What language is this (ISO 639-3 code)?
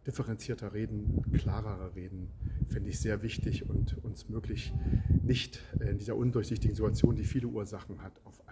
deu